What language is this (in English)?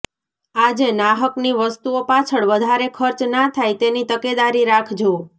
Gujarati